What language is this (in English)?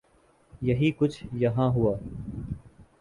Urdu